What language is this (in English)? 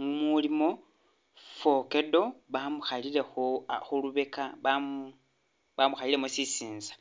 Masaaba